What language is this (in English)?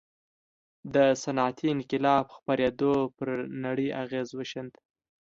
Pashto